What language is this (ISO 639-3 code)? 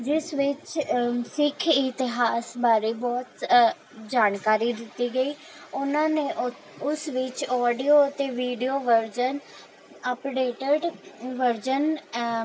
pan